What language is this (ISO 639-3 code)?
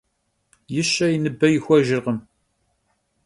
kbd